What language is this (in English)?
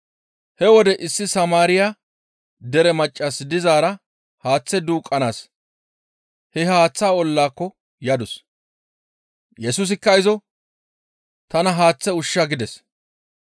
Gamo